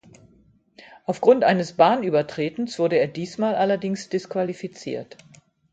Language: German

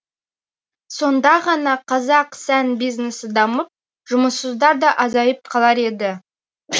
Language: Kazakh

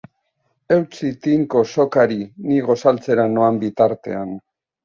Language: Basque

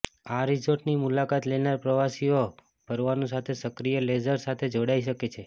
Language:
Gujarati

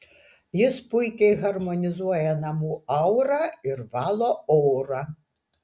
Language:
Lithuanian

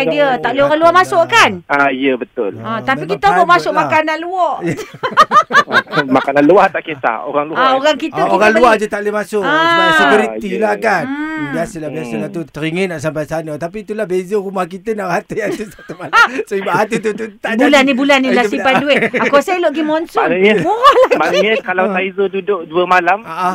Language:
Malay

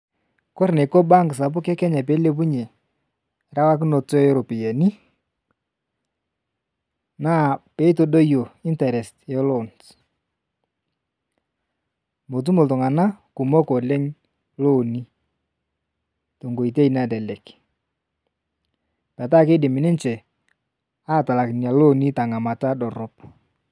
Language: Masai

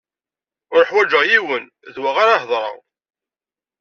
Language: Kabyle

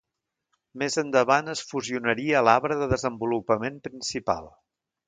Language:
Catalan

